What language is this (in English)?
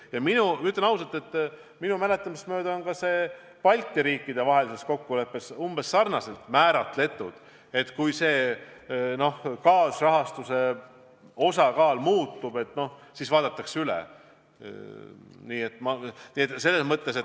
Estonian